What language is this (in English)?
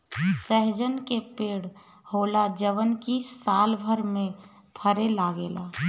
Bhojpuri